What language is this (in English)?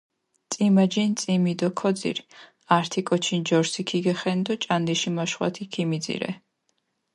Mingrelian